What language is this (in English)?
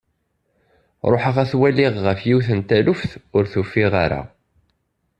Kabyle